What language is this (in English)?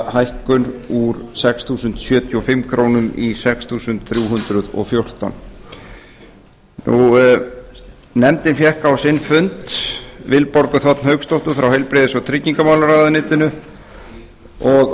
Icelandic